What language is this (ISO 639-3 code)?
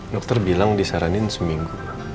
ind